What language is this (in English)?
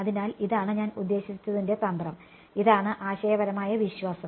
Malayalam